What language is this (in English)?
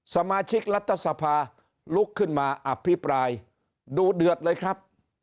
Thai